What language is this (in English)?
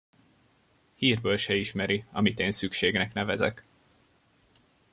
Hungarian